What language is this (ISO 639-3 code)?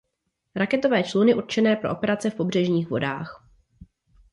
ces